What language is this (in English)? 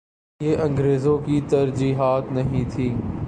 Urdu